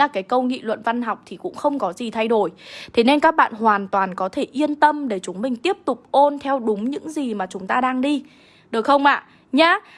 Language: Vietnamese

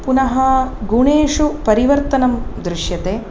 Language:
Sanskrit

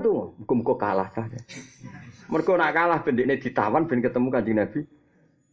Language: Malay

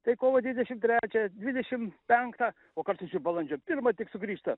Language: Lithuanian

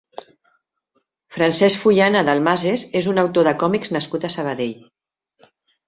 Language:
Catalan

